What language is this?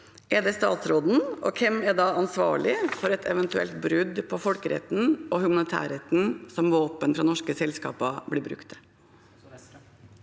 Norwegian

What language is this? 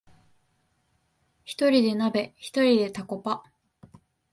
Japanese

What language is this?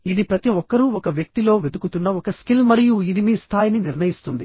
Telugu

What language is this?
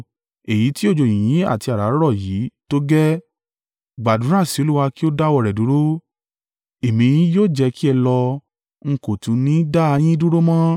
Yoruba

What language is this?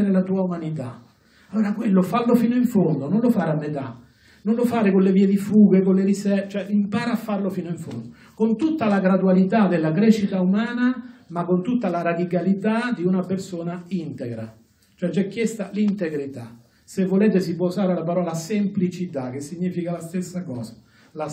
Italian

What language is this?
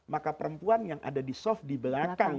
Indonesian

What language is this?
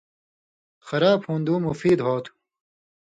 Indus Kohistani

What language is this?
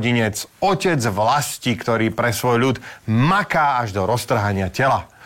Slovak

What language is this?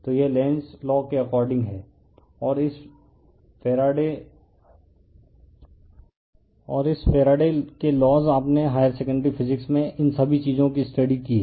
Hindi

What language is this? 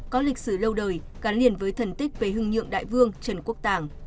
Vietnamese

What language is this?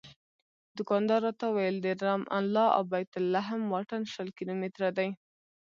Pashto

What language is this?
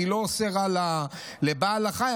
Hebrew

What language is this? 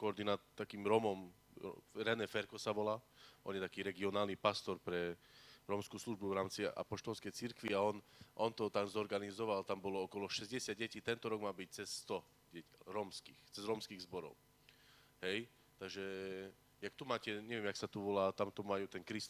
Slovak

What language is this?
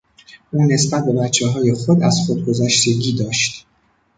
Persian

